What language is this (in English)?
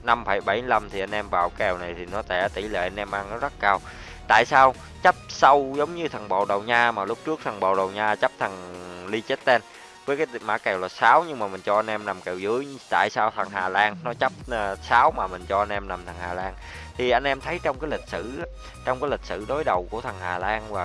Vietnamese